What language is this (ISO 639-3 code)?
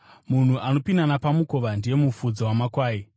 sna